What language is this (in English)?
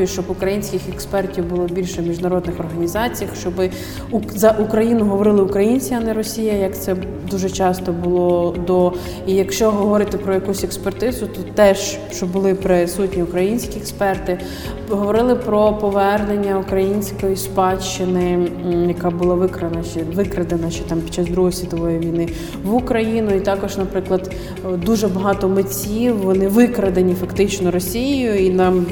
Ukrainian